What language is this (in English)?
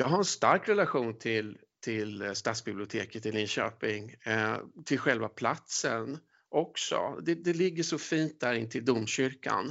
Swedish